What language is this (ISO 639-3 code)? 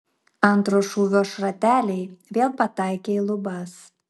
lit